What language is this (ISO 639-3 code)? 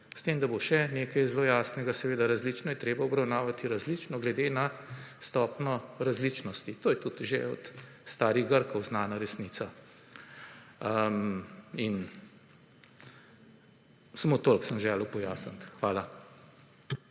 slv